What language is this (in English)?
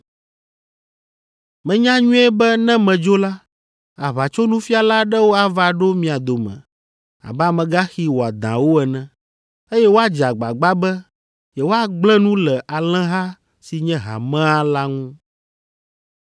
Ewe